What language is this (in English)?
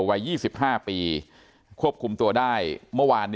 Thai